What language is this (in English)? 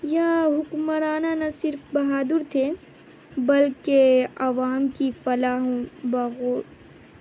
Urdu